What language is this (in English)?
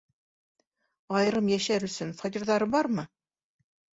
Bashkir